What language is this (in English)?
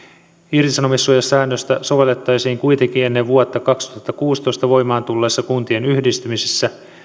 Finnish